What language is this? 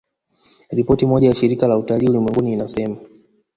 Swahili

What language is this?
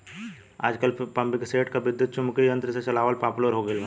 Bhojpuri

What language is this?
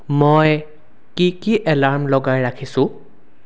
Assamese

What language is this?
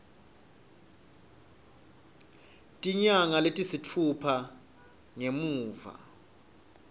Swati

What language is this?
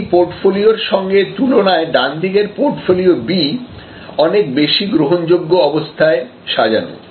Bangla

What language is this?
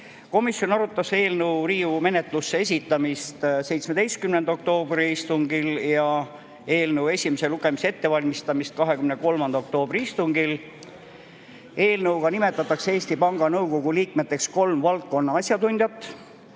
Estonian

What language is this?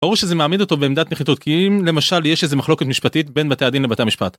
Hebrew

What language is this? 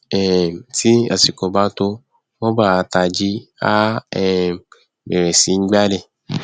Yoruba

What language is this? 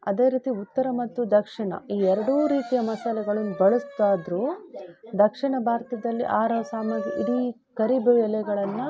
Kannada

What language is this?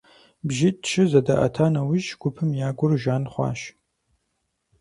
Kabardian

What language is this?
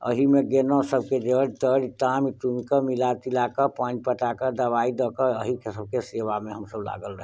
Maithili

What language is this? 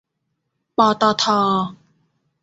Thai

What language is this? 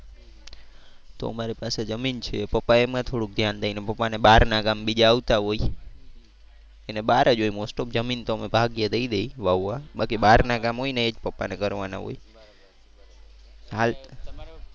Gujarati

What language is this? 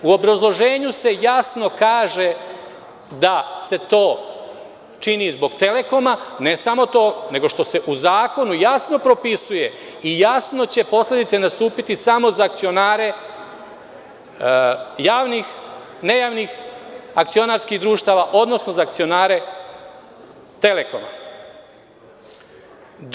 Serbian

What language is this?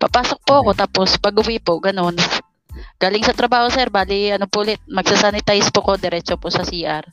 Filipino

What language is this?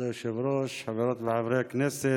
Hebrew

